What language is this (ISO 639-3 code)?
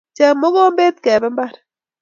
kln